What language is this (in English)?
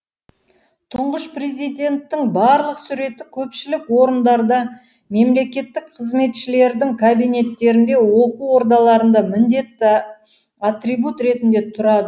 Kazakh